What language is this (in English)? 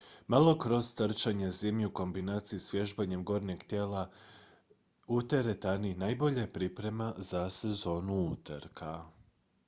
Croatian